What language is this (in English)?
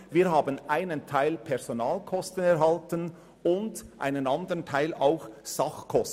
Swiss German